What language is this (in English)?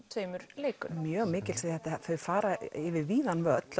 Icelandic